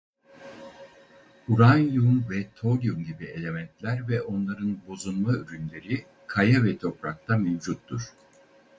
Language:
Turkish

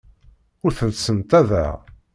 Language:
Kabyle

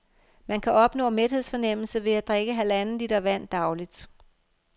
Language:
Danish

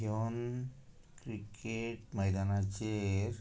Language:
Konkani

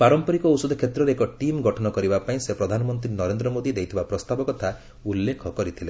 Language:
Odia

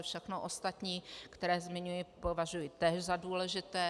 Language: Czech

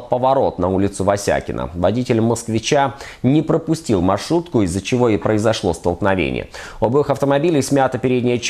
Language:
Russian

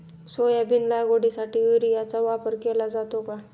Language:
Marathi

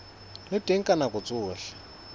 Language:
Southern Sotho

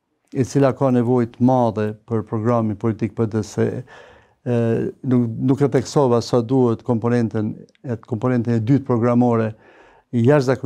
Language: Romanian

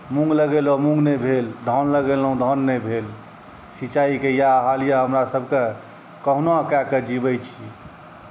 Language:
Maithili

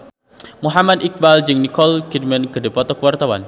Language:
Sundanese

